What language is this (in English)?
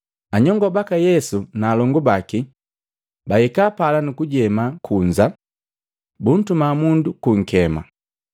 Matengo